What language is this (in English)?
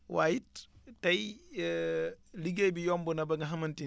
Wolof